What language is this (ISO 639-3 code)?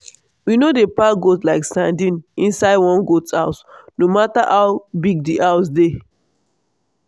pcm